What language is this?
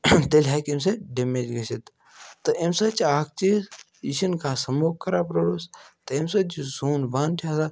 Kashmiri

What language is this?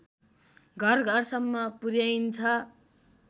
Nepali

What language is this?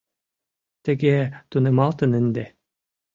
Mari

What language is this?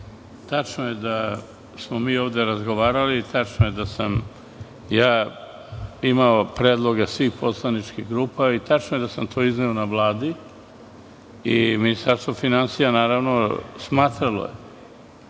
Serbian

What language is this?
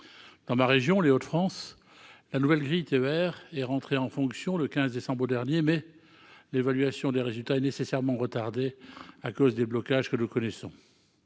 French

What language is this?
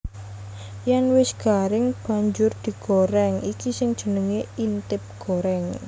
Javanese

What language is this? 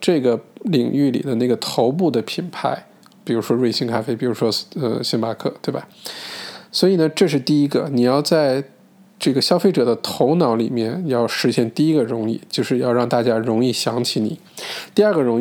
Chinese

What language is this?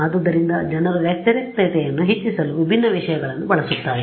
Kannada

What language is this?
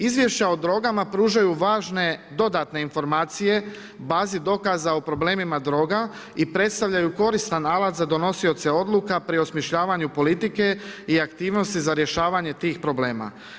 Croatian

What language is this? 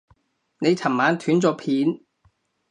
Cantonese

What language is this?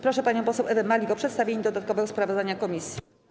Polish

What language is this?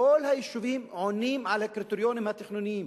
Hebrew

